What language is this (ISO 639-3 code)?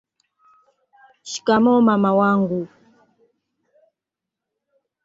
swa